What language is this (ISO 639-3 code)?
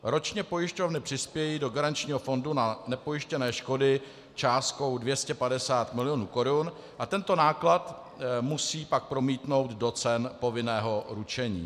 ces